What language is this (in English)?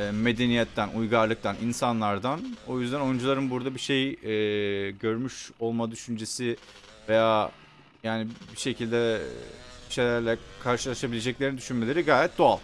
Turkish